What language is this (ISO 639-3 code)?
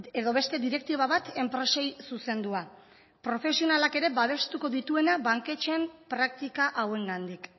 eus